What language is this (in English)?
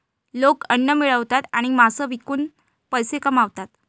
Marathi